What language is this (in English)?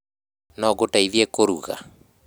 Kikuyu